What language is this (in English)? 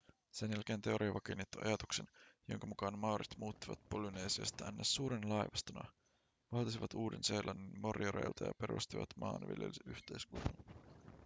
Finnish